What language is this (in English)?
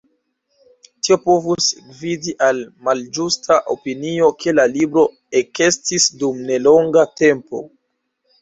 Esperanto